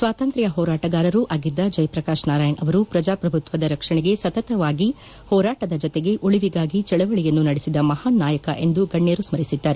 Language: Kannada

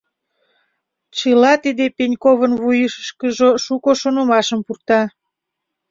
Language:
Mari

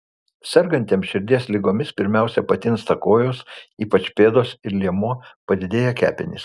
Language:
Lithuanian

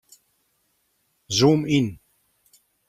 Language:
Western Frisian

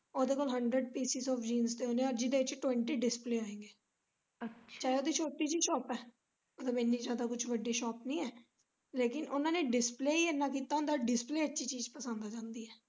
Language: Punjabi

